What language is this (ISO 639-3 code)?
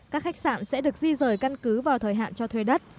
vie